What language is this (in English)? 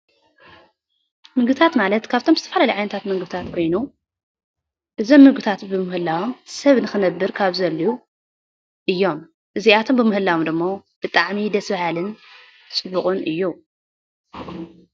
Tigrinya